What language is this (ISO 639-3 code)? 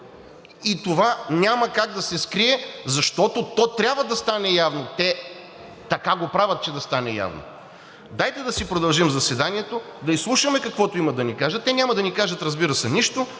bul